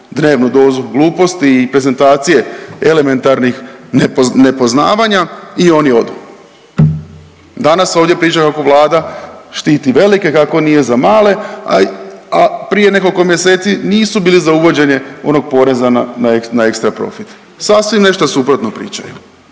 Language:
Croatian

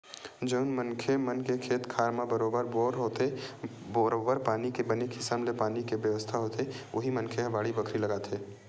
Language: Chhattisgarhi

